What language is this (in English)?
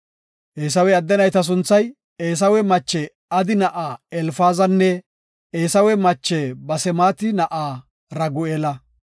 Gofa